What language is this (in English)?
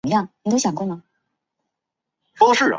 Chinese